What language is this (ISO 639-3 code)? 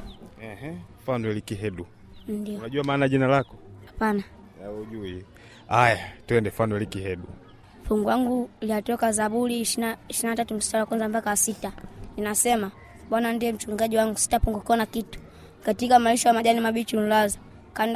swa